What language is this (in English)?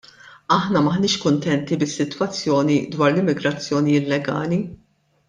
Maltese